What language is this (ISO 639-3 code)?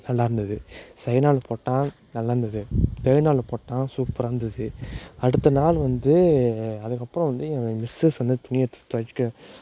tam